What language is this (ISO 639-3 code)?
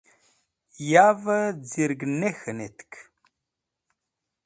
wbl